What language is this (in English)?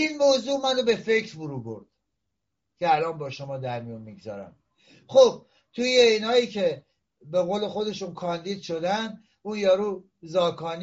Persian